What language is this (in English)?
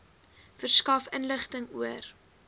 Afrikaans